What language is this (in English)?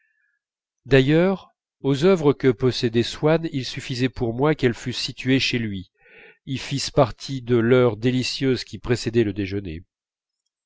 French